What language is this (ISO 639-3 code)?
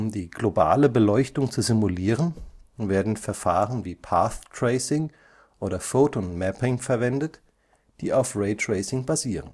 deu